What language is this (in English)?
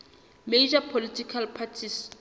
Southern Sotho